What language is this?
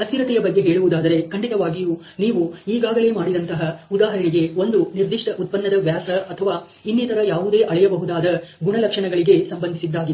Kannada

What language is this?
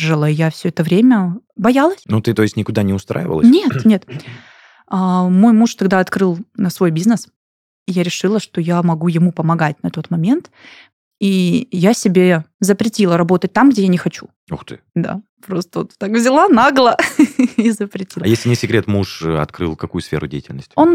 Russian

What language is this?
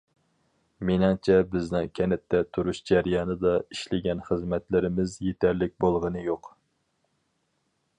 Uyghur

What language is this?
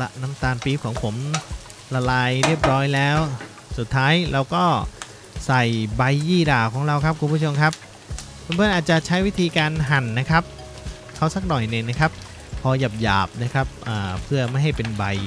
Thai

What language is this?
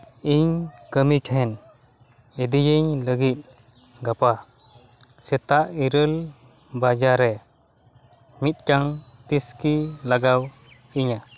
Santali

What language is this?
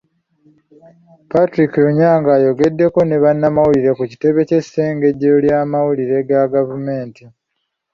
Ganda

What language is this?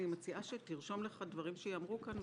Hebrew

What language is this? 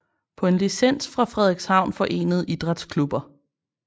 Danish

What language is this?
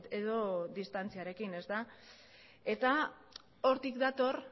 Basque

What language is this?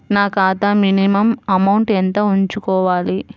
Telugu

